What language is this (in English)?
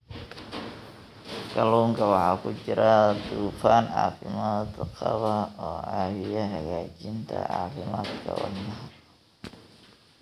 Somali